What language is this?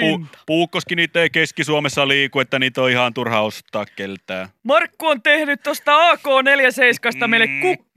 Finnish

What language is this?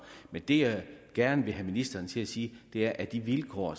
Danish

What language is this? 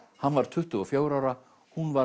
Icelandic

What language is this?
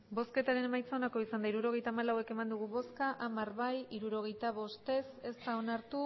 Basque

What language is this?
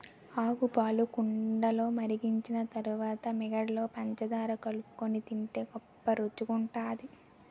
Telugu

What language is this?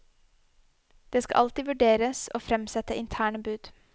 Norwegian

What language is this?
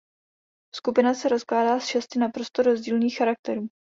Czech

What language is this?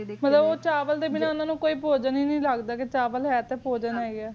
Punjabi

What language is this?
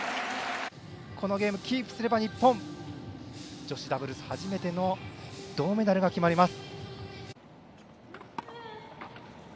Japanese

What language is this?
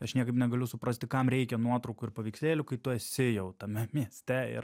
Lithuanian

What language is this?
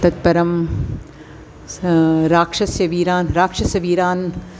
Sanskrit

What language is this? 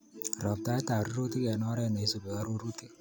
Kalenjin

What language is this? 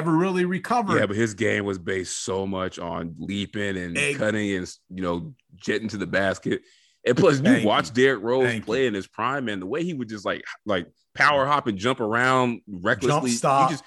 English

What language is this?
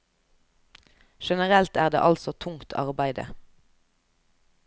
Norwegian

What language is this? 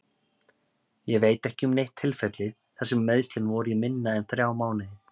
Icelandic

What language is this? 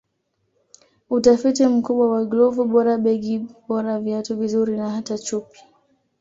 Swahili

